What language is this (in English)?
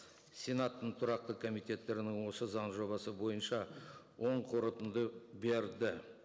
Kazakh